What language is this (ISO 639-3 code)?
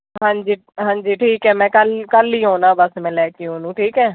pan